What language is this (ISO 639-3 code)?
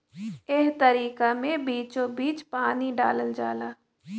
bho